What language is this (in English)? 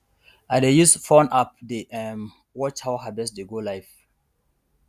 Nigerian Pidgin